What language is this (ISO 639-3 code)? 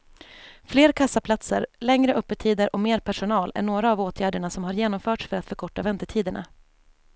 swe